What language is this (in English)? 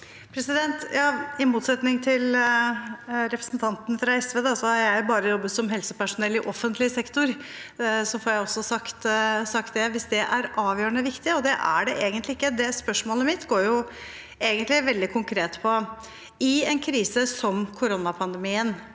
Norwegian